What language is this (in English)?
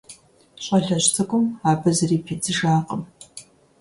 Kabardian